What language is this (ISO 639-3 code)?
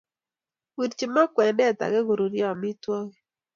kln